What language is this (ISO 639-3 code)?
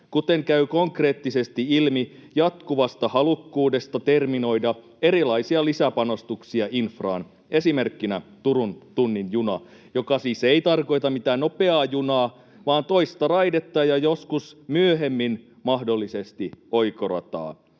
fin